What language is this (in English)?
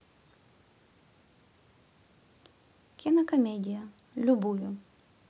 Russian